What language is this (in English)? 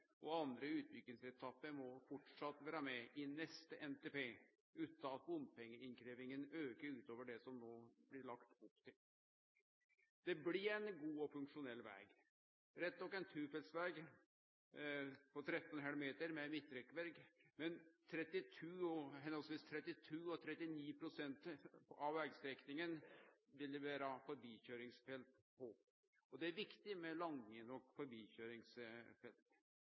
Norwegian Nynorsk